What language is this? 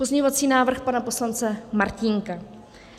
Czech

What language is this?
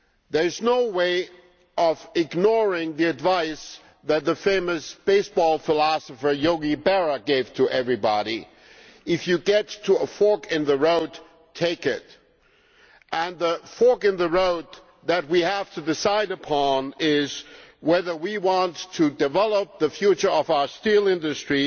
English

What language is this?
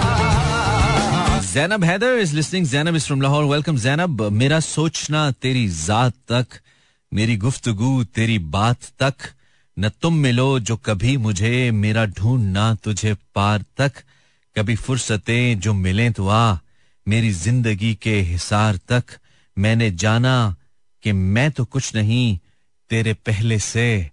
Hindi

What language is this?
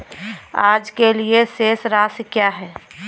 Hindi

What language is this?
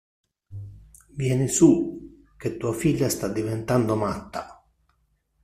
Italian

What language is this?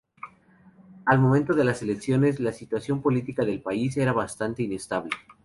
Spanish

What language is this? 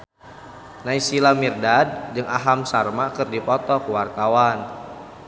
Sundanese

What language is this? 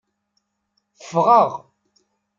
Kabyle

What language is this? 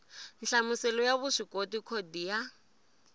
Tsonga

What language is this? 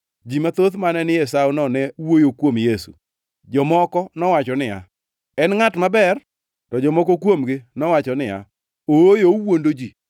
Luo (Kenya and Tanzania)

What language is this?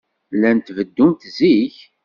Kabyle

